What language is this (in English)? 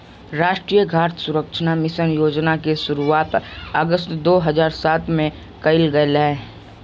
Magahi